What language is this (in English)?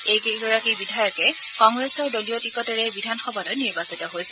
Assamese